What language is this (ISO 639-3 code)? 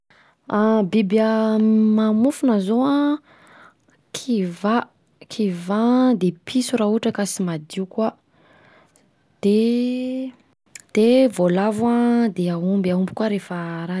bzc